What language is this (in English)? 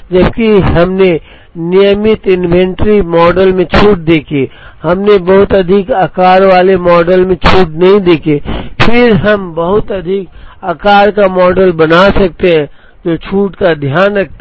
Hindi